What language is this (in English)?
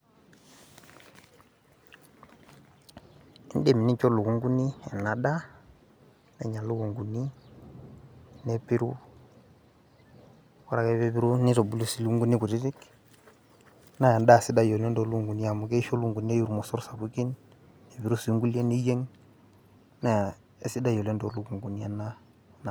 Masai